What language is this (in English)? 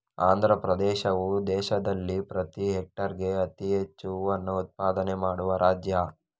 Kannada